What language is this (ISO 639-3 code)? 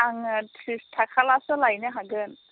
brx